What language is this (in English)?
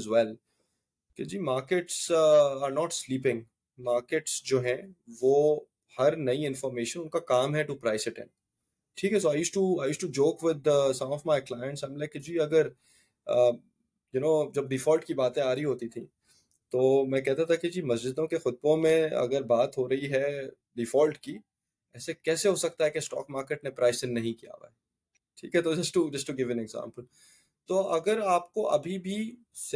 Urdu